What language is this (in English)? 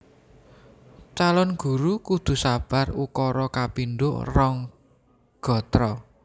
Javanese